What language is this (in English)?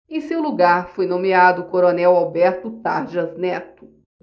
Portuguese